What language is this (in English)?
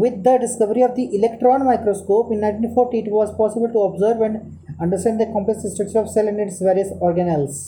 Hindi